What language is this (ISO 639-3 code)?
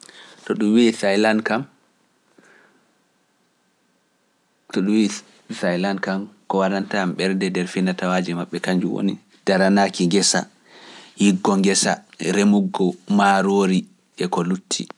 fuf